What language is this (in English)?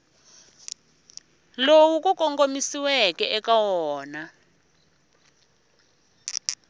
Tsonga